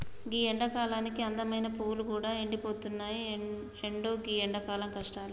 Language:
Telugu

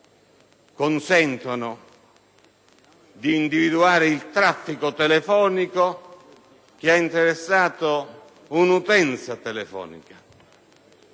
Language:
Italian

